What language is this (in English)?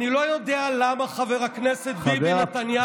Hebrew